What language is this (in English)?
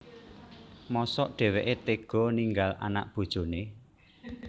Javanese